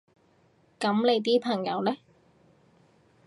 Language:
Cantonese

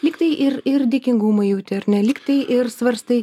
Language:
Lithuanian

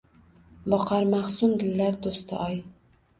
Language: Uzbek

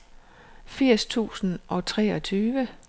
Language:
Danish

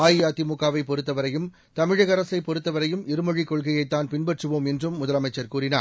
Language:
Tamil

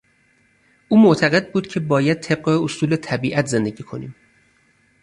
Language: Persian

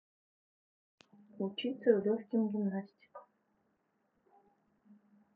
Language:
Russian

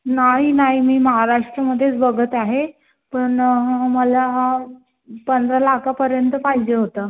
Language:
Marathi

